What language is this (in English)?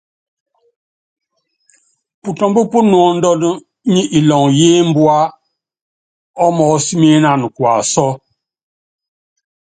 Yangben